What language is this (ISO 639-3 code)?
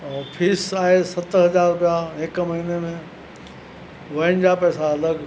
snd